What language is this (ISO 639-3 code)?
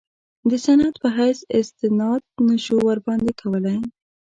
pus